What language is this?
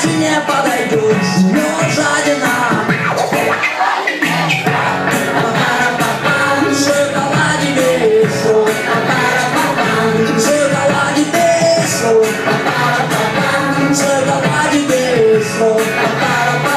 Vietnamese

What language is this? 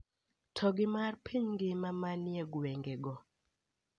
Luo (Kenya and Tanzania)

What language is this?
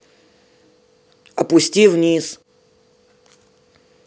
Russian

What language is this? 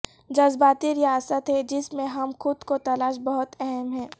Urdu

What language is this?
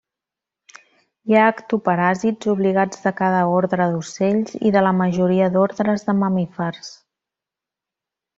Catalan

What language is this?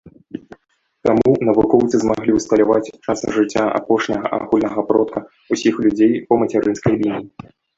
Belarusian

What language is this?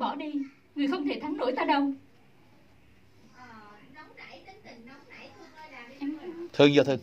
Vietnamese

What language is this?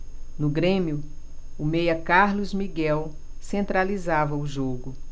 Portuguese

